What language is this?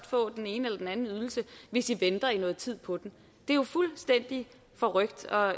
Danish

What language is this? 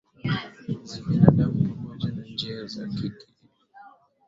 Swahili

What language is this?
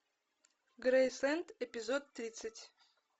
Russian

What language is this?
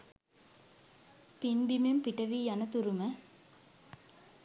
Sinhala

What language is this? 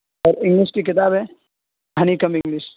Urdu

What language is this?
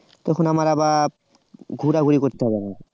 Bangla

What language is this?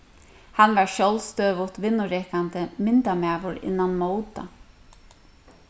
Faroese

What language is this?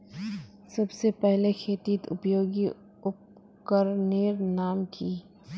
Magahi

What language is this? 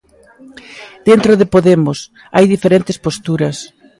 Galician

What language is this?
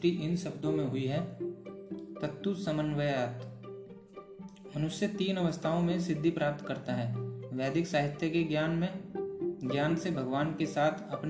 Hindi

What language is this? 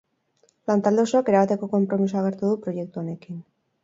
Basque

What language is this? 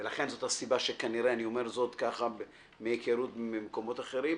Hebrew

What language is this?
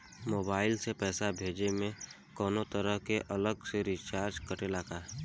Bhojpuri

